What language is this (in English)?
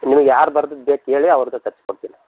Kannada